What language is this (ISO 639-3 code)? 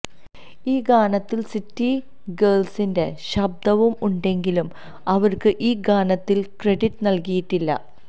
mal